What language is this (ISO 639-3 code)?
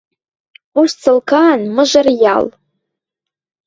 mrj